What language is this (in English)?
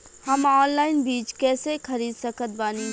Bhojpuri